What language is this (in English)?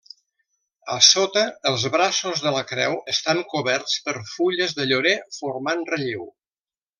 Catalan